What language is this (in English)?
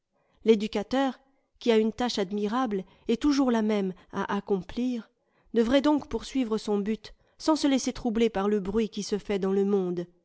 French